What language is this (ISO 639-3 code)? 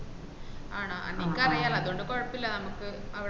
mal